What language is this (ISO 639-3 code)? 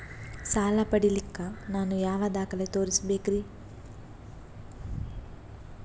kan